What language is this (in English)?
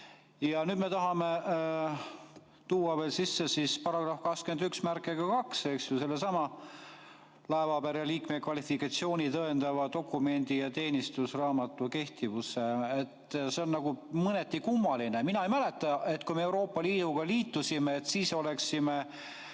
Estonian